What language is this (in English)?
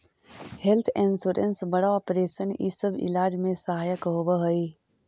Magahi